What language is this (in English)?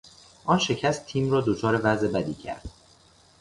Persian